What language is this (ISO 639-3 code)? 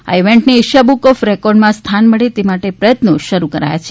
guj